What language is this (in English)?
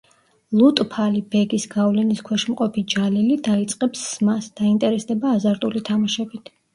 Georgian